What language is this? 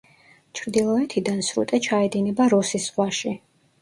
Georgian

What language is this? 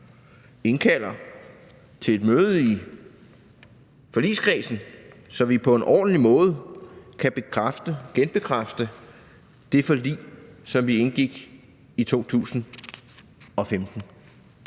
Danish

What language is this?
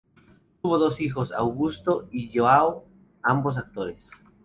Spanish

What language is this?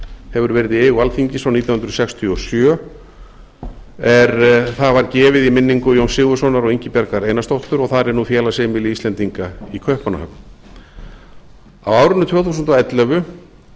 Icelandic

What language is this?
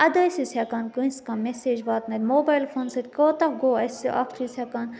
Kashmiri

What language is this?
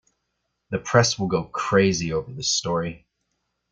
English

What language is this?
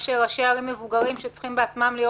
Hebrew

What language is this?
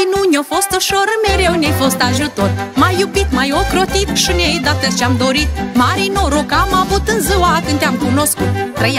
Romanian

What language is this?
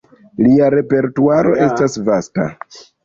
Esperanto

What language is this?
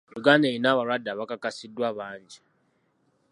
Ganda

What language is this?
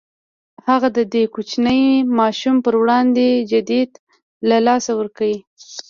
Pashto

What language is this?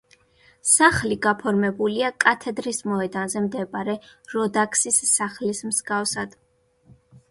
Georgian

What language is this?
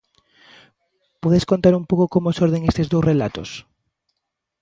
Galician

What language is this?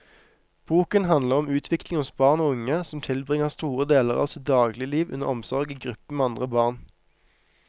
Norwegian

